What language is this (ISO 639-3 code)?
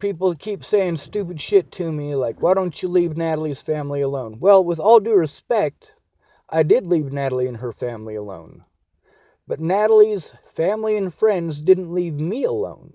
eng